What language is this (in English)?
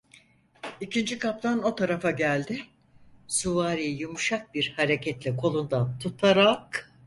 Turkish